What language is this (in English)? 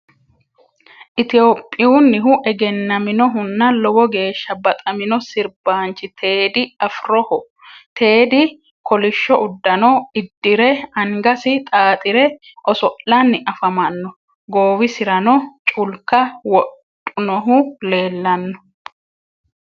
Sidamo